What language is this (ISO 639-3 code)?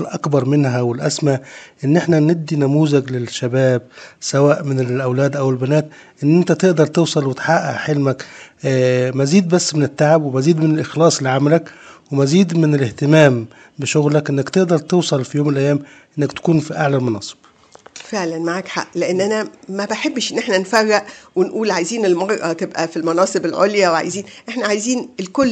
ara